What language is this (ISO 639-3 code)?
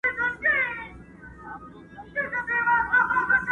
pus